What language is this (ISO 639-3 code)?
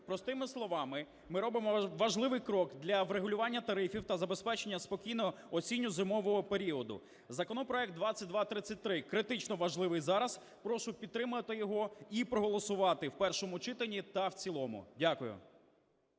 ukr